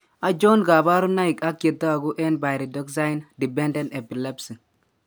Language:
Kalenjin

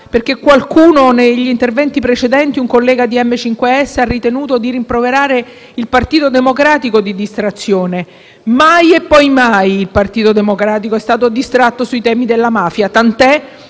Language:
Italian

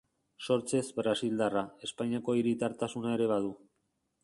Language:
Basque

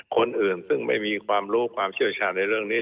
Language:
Thai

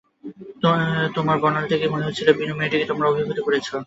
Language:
Bangla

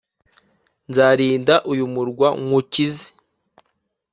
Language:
Kinyarwanda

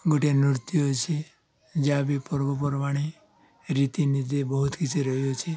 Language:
Odia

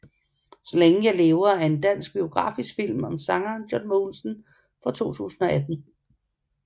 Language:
Danish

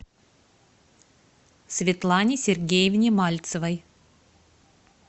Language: Russian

